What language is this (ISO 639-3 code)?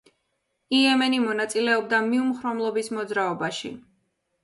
kat